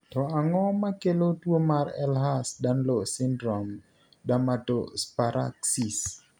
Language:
Luo (Kenya and Tanzania)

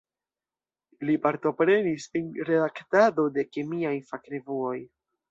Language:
Esperanto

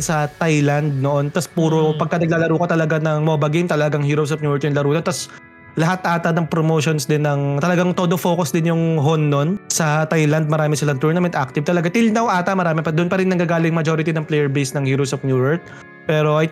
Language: Filipino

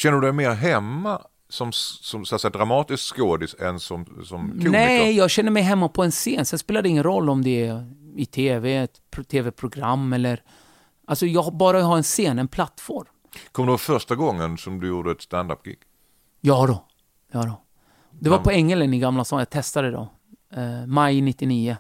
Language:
Swedish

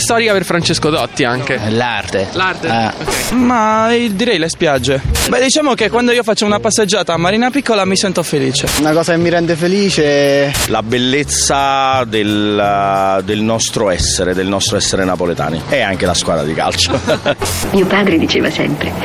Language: Italian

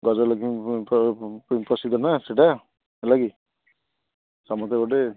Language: Odia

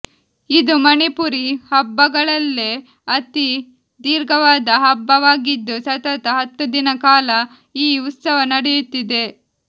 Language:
Kannada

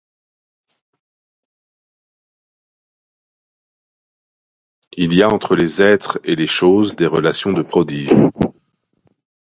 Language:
French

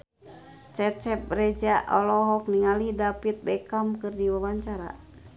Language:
Sundanese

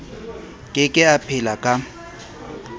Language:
Southern Sotho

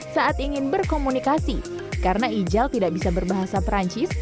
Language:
Indonesian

